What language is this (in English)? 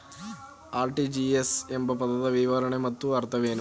Kannada